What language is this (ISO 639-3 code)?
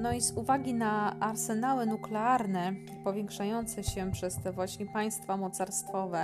pol